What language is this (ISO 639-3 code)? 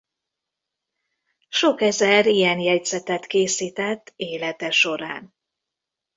hun